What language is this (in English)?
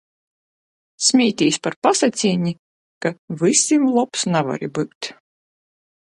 Latgalian